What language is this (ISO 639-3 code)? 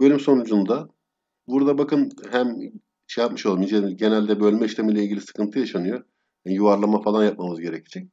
tur